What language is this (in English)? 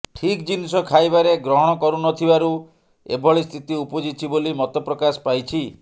Odia